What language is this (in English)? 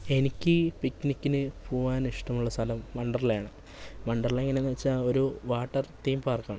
Malayalam